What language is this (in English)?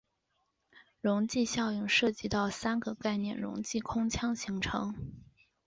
Chinese